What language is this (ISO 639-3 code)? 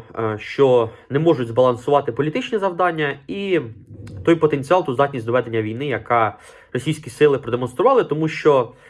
ukr